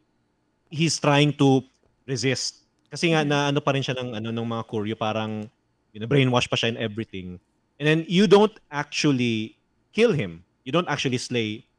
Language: Filipino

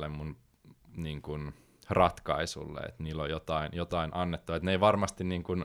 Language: Finnish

